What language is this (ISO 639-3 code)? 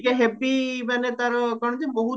ori